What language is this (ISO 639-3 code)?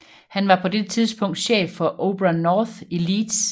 dan